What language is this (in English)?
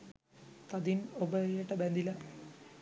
Sinhala